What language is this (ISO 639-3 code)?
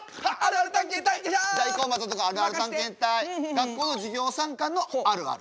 jpn